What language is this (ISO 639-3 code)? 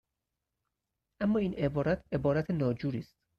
fas